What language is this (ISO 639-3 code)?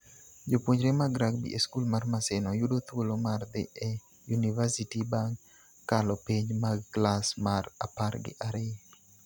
luo